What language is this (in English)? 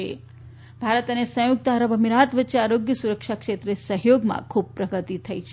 Gujarati